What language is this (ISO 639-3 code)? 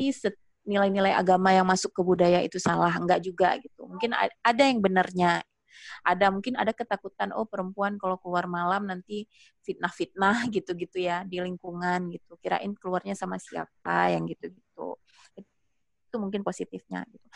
ind